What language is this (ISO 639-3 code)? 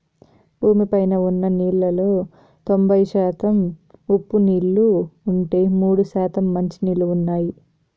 tel